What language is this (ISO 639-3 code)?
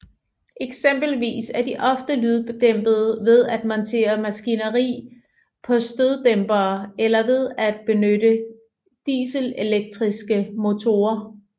dan